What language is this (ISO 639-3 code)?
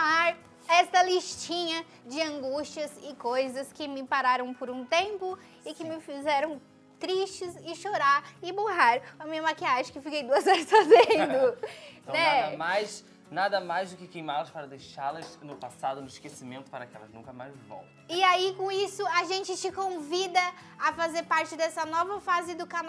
por